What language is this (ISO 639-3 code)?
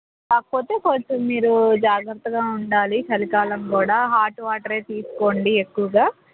tel